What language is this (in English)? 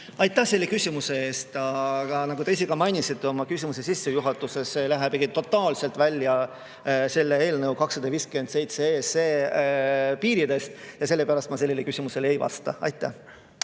Estonian